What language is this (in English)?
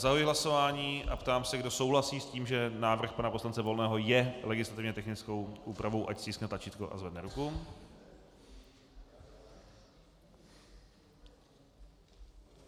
Czech